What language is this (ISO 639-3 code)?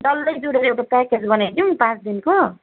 nep